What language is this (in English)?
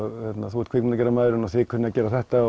Icelandic